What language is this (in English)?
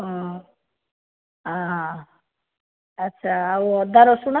Odia